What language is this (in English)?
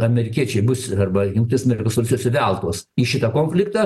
Lithuanian